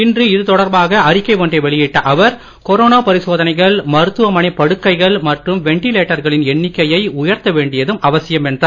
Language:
Tamil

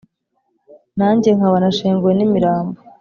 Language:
Kinyarwanda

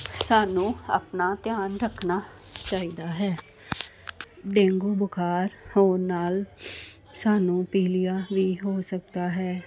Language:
Punjabi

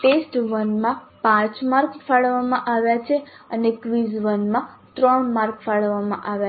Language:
Gujarati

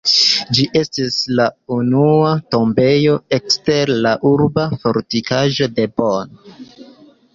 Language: Esperanto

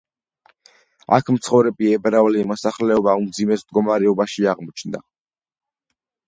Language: Georgian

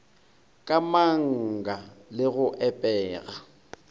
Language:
Northern Sotho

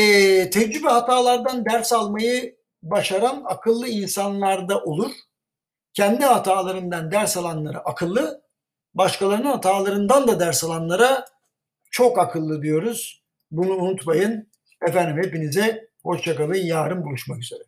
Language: Turkish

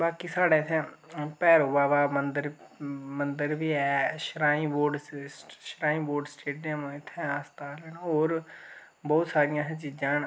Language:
Dogri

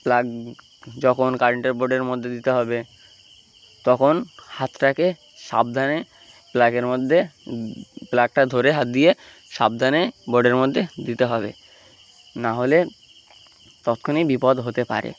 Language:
Bangla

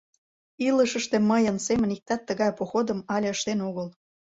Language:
Mari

